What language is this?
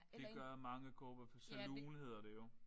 Danish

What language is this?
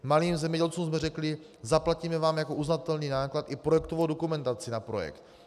Czech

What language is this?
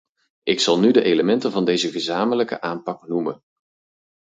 Dutch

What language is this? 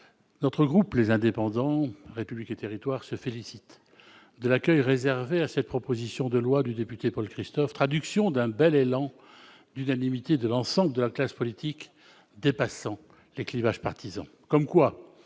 French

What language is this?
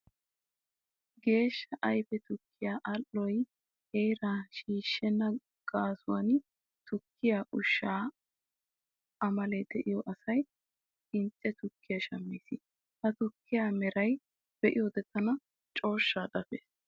Wolaytta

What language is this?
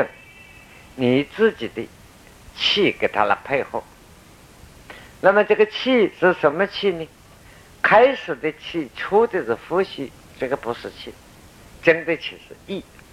Chinese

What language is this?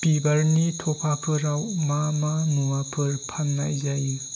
Bodo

